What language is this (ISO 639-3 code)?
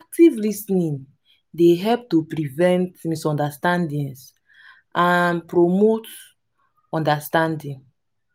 pcm